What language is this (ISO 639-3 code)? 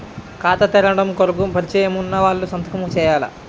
tel